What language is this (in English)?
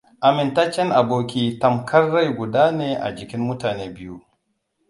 Hausa